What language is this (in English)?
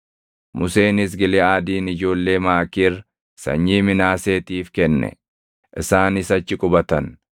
Oromo